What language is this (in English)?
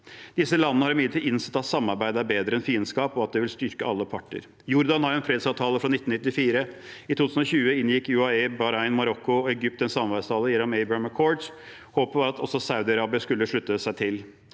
Norwegian